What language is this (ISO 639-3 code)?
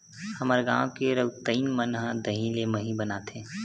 hne